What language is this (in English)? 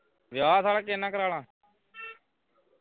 Punjabi